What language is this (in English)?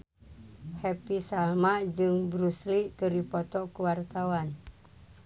Sundanese